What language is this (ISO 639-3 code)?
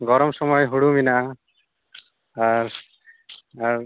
sat